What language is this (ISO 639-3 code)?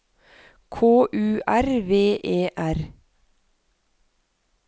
nor